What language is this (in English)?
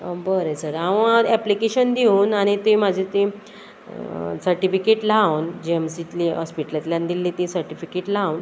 Konkani